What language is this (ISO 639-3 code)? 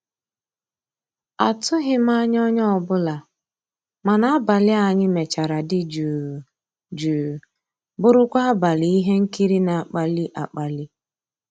ibo